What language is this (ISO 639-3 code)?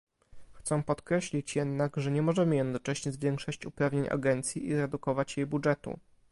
pol